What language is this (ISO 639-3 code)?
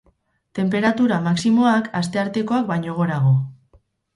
eus